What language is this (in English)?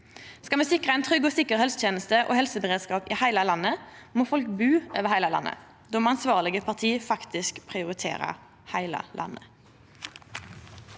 Norwegian